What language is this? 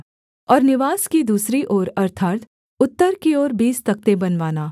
Hindi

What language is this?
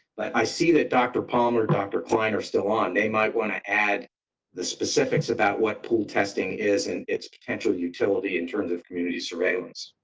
English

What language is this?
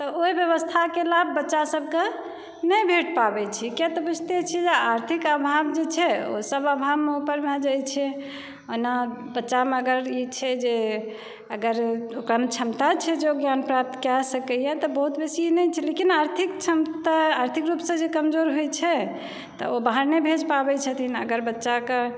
Maithili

